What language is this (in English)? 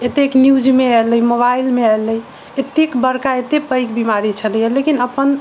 Maithili